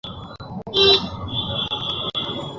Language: Bangla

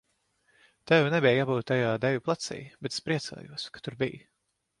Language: Latvian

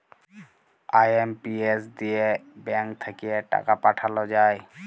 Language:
Bangla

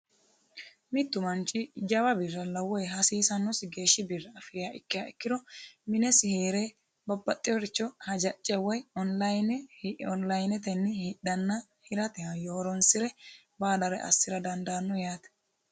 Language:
Sidamo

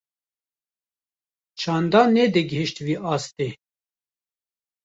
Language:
Kurdish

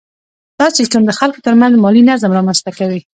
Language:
Pashto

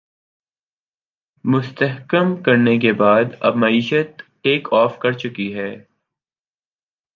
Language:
Urdu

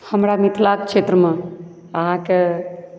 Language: Maithili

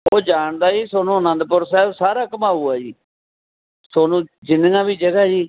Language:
Punjabi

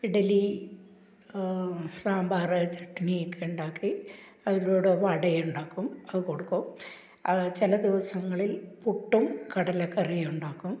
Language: Malayalam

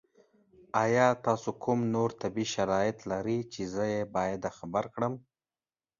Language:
Pashto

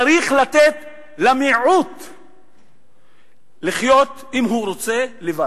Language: Hebrew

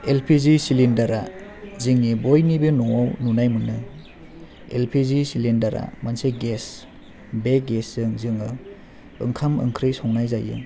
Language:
Bodo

